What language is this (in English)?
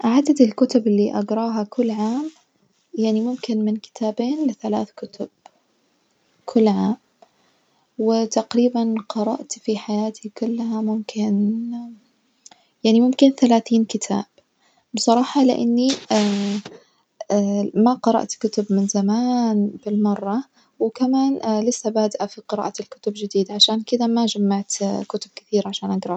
Najdi Arabic